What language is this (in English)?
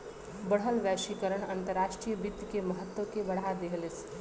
Bhojpuri